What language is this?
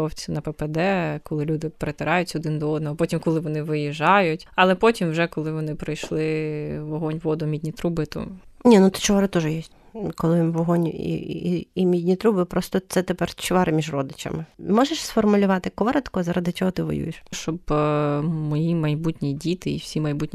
Ukrainian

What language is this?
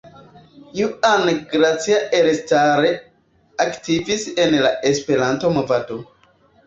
Esperanto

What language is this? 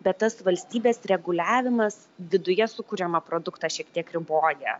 Lithuanian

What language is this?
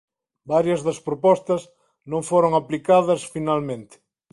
Galician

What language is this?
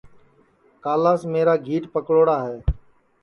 Sansi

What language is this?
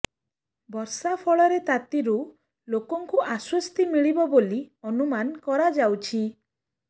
Odia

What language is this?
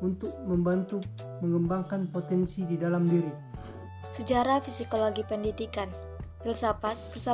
Indonesian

